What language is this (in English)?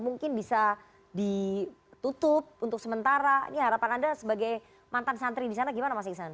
Indonesian